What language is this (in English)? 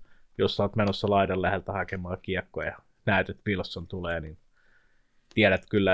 Finnish